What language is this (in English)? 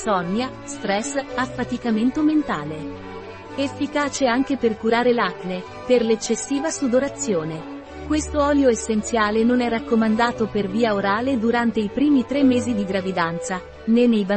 Italian